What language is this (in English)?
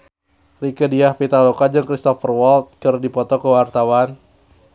Sundanese